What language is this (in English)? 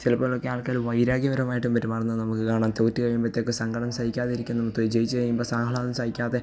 Malayalam